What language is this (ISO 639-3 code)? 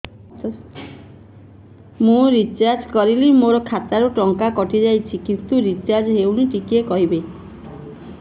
ori